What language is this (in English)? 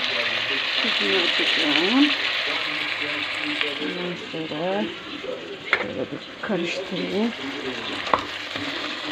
Turkish